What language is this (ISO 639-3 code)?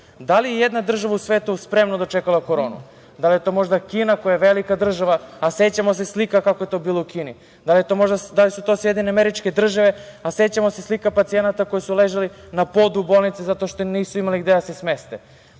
srp